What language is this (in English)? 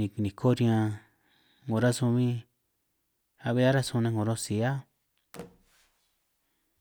San Martín Itunyoso Triqui